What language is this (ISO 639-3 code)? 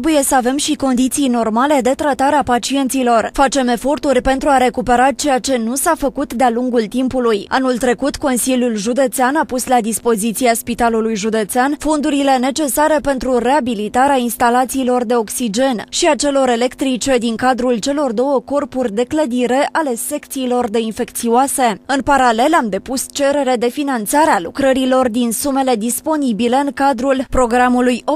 ron